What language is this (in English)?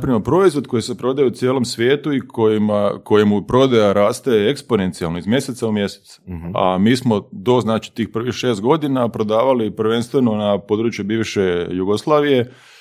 Croatian